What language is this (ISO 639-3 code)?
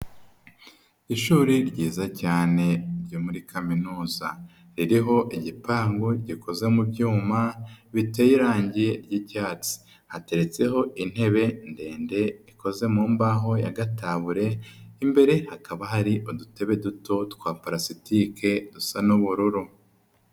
kin